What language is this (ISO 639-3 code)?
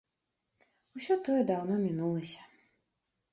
bel